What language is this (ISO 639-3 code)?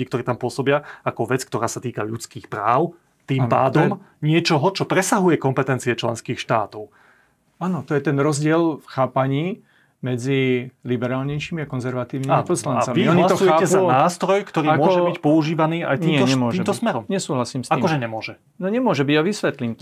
slk